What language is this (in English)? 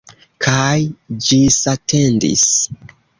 Esperanto